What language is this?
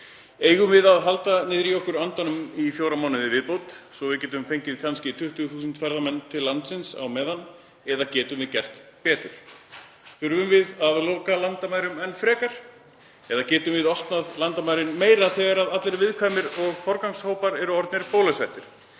Icelandic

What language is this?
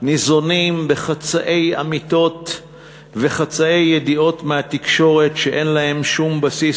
Hebrew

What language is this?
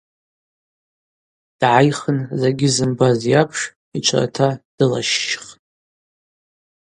Abaza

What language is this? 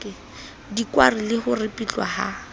Southern Sotho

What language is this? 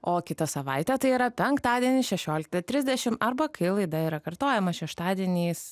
Lithuanian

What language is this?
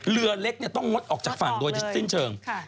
Thai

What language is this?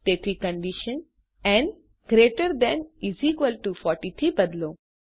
Gujarati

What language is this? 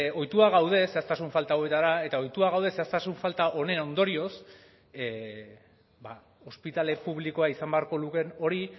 Basque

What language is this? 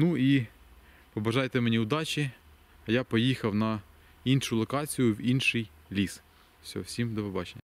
Ukrainian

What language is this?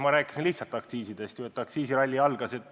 Estonian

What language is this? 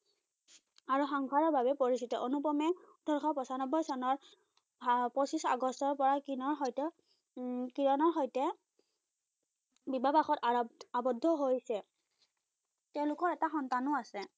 Assamese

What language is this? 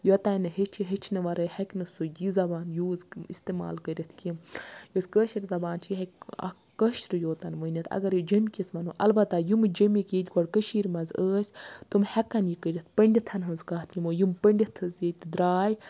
Kashmiri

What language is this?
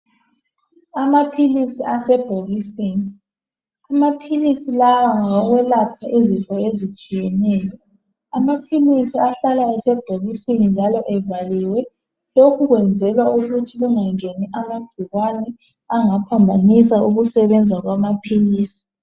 North Ndebele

